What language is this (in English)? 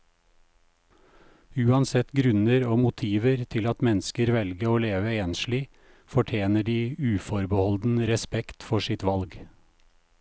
Norwegian